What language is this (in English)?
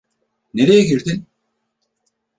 Turkish